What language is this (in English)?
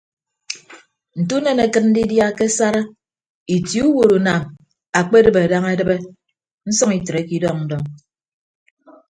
Ibibio